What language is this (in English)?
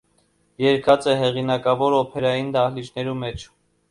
Armenian